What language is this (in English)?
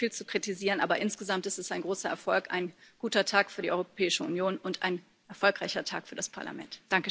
German